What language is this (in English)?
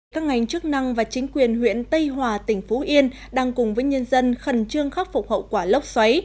Vietnamese